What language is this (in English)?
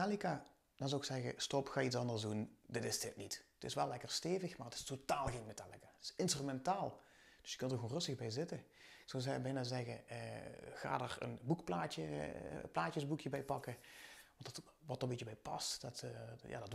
Dutch